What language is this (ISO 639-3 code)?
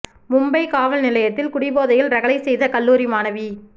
tam